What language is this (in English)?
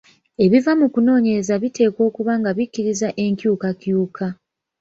Ganda